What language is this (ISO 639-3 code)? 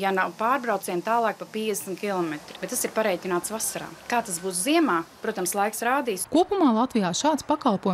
lav